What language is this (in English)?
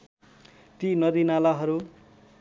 Nepali